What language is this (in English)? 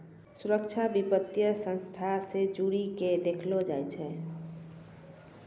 Maithili